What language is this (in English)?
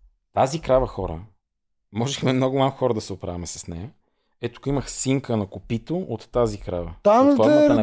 Bulgarian